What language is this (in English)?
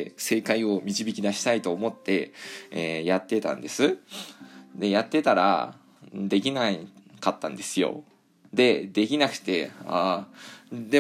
Japanese